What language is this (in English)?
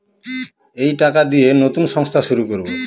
Bangla